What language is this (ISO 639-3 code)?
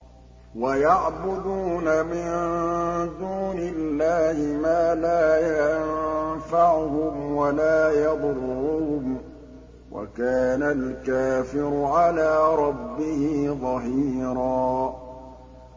ara